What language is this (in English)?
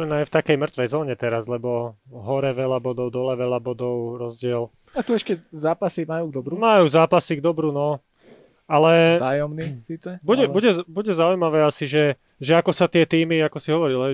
Slovak